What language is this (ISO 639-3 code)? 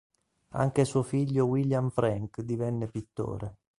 ita